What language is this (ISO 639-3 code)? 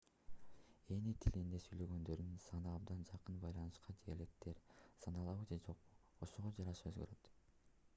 kir